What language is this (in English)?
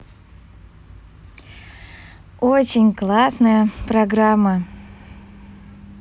Russian